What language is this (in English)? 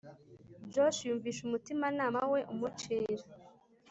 Kinyarwanda